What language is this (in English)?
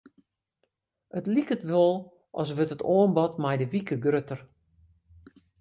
Western Frisian